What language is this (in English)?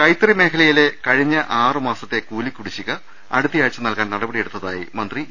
Malayalam